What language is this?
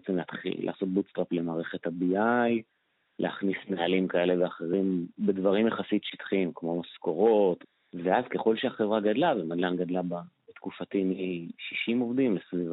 Hebrew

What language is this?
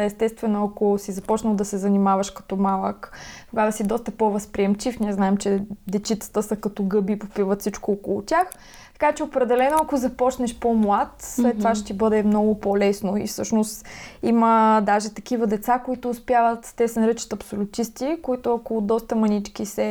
Bulgarian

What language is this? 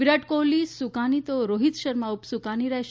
Gujarati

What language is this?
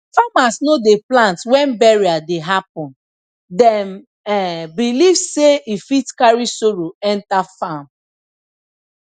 Nigerian Pidgin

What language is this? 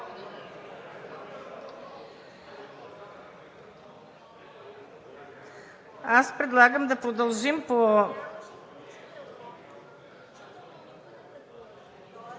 Bulgarian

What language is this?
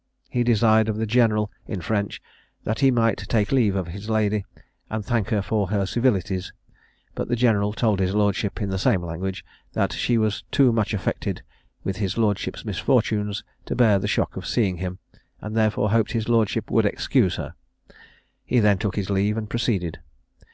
English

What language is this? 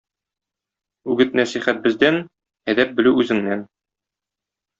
Tatar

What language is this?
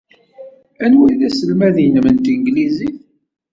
Kabyle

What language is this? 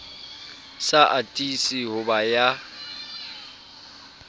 Southern Sotho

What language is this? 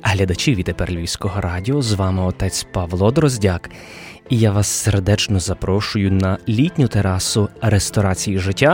Ukrainian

